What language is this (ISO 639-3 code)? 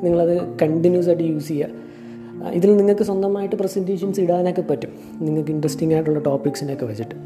mal